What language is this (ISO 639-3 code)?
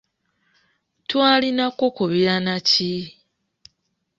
lug